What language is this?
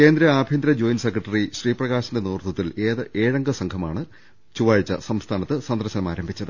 Malayalam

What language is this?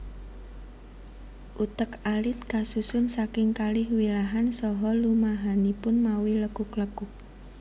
Javanese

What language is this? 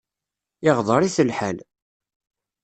Kabyle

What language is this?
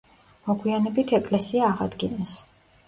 Georgian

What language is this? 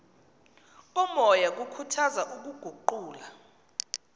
Xhosa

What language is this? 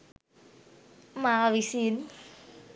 Sinhala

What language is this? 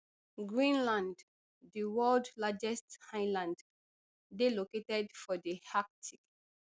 Nigerian Pidgin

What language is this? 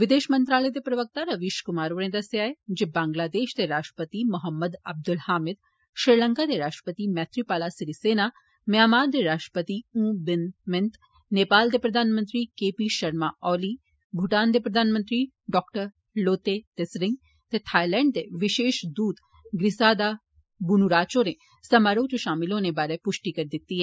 Dogri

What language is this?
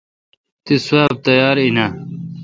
Kalkoti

